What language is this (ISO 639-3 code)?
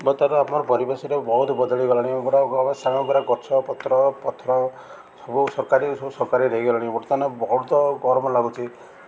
ori